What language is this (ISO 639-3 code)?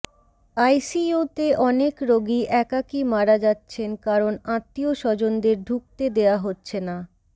ben